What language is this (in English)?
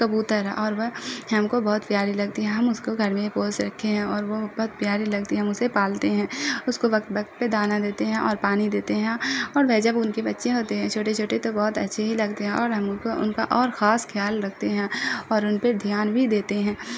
Urdu